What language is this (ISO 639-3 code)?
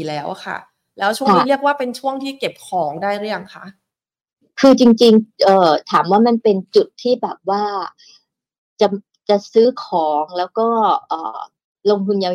tha